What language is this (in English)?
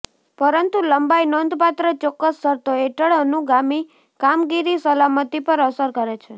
Gujarati